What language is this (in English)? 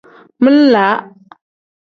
Tem